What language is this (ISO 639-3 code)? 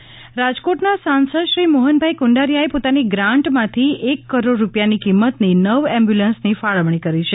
guj